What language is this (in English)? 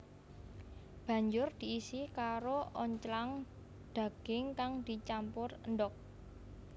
Javanese